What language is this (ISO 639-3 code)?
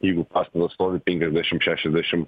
lit